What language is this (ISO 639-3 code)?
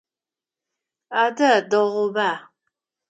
ady